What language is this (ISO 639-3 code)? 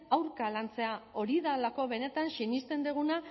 eus